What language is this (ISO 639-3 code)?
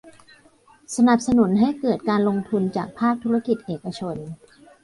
tha